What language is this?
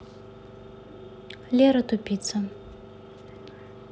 Russian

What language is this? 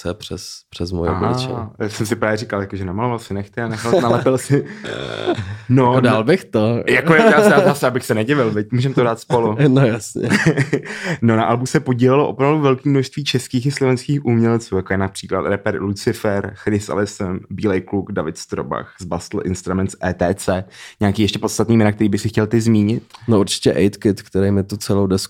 Czech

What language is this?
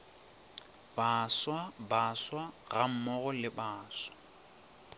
Northern Sotho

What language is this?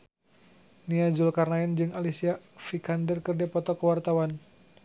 Sundanese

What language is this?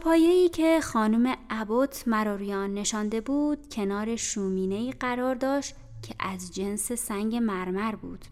Persian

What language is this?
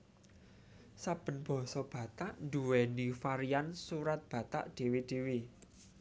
Javanese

